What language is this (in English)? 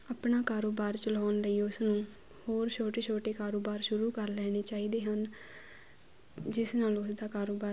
Punjabi